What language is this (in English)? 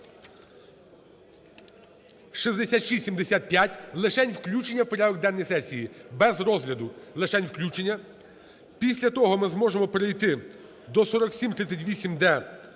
Ukrainian